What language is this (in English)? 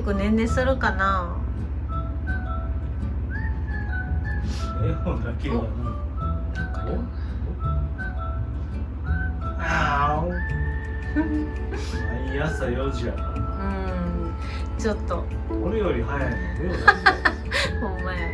Japanese